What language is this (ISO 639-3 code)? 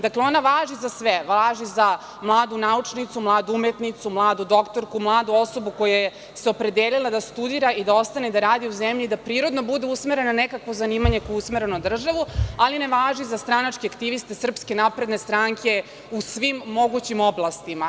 srp